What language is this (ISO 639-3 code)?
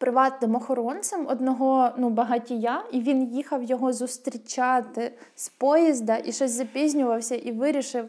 ukr